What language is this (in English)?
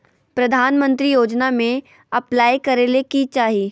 Magahi